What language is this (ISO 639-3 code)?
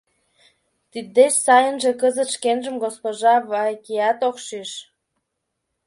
chm